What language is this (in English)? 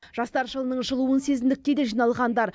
Kazakh